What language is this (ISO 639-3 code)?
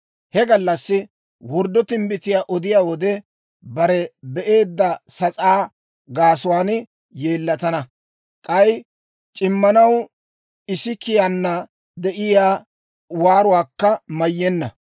dwr